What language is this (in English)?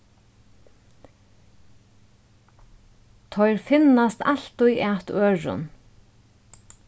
Faroese